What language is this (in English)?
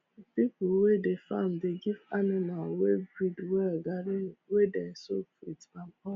Nigerian Pidgin